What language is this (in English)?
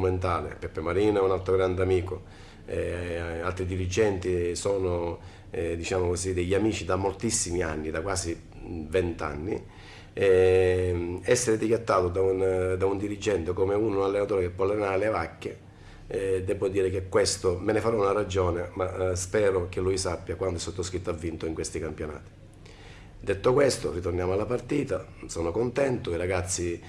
Italian